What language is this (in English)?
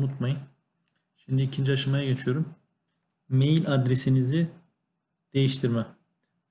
Turkish